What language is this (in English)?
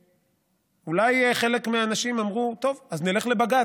Hebrew